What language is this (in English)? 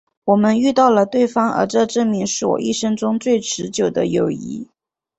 Chinese